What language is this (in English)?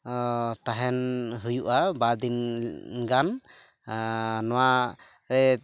Santali